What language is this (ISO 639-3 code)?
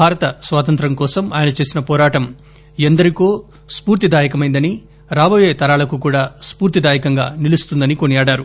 tel